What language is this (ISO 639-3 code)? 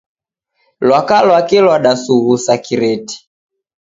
dav